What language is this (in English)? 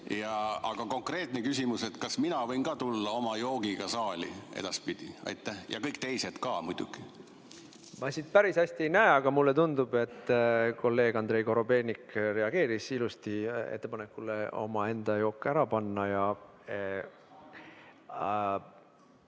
Estonian